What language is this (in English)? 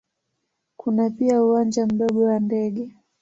Swahili